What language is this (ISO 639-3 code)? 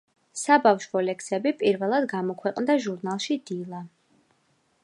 kat